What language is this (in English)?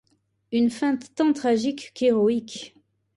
French